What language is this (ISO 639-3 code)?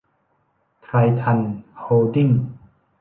tha